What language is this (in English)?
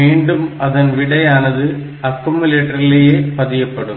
Tamil